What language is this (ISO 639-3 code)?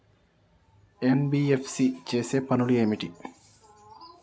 tel